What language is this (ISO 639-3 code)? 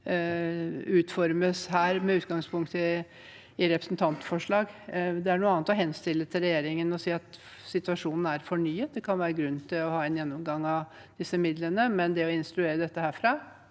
nor